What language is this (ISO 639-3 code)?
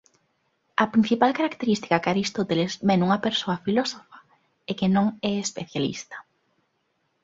glg